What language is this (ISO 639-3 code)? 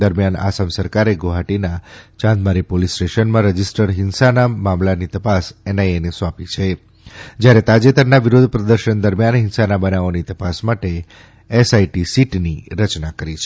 guj